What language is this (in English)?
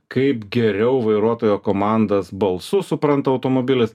Lithuanian